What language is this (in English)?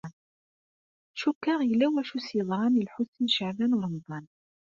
Kabyle